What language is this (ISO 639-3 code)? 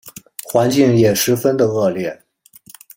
zho